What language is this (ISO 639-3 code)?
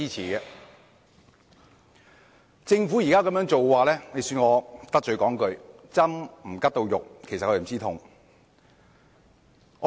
yue